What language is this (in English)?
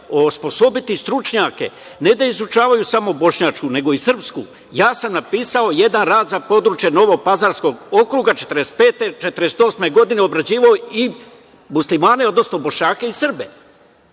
Serbian